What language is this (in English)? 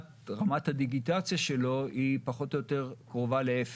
Hebrew